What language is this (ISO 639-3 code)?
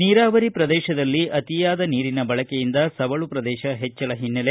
kan